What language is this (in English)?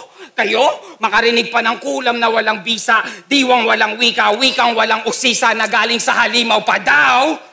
Filipino